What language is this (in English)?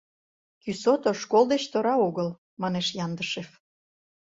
Mari